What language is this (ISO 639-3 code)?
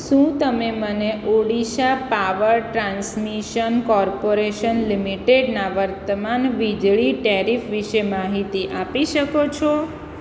guj